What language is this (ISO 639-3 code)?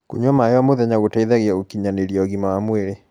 kik